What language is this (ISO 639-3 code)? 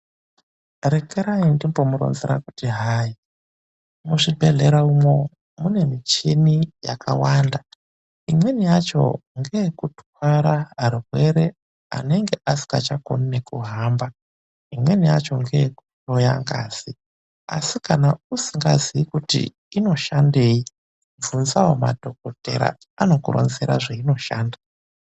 ndc